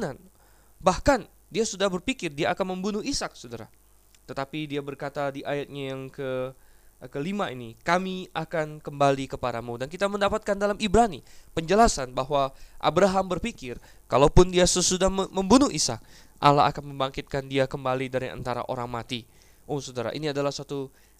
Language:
Indonesian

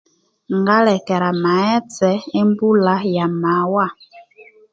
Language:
Konzo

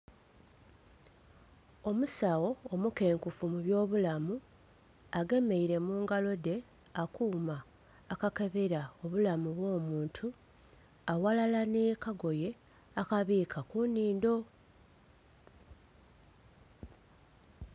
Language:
Soga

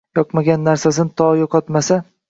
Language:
Uzbek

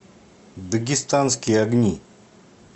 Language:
Russian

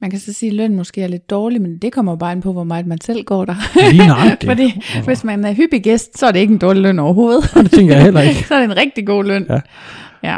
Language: Danish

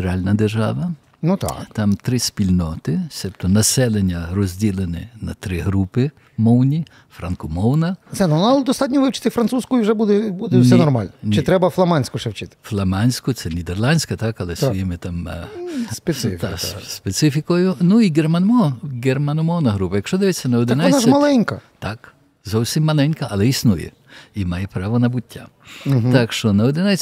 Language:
Ukrainian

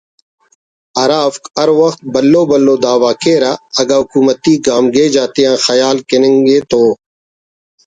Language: Brahui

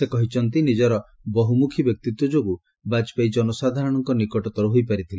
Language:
Odia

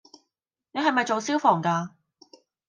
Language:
Cantonese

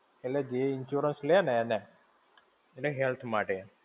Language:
Gujarati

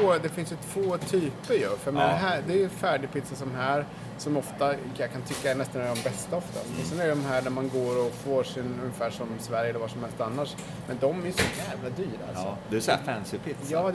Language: Swedish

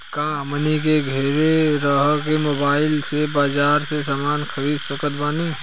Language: Bhojpuri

